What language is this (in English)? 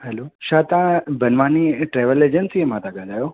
Sindhi